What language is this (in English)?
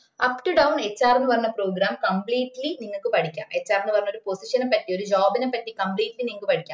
Malayalam